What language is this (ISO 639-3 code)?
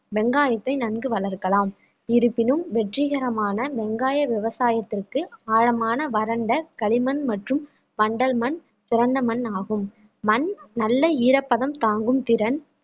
tam